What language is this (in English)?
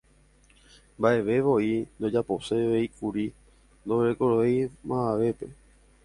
Guarani